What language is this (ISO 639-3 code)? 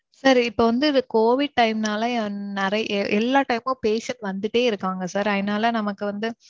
tam